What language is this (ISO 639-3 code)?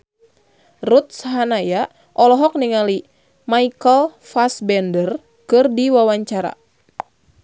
sun